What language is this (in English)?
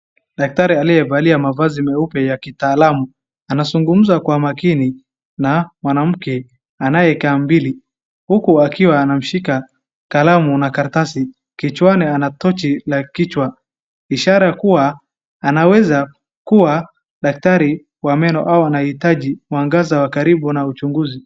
Swahili